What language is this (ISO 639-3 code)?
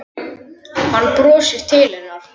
isl